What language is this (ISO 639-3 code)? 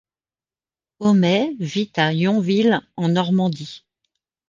fra